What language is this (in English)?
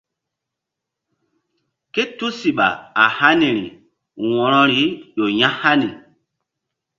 Mbum